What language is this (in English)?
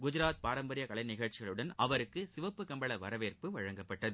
Tamil